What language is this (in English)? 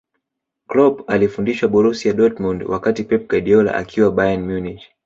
Swahili